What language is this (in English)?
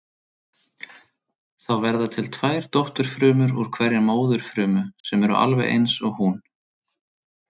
Icelandic